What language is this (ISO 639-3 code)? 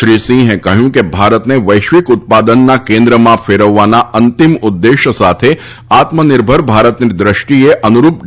guj